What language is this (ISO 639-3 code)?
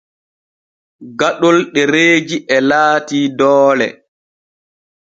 fue